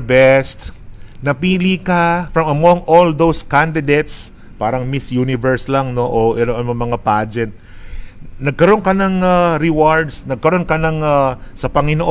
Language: Filipino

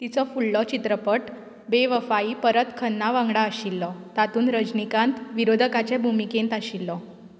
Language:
Konkani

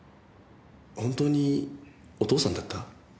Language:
Japanese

